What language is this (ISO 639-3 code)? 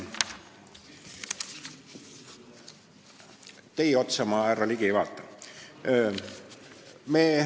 est